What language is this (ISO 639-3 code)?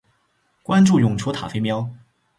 zho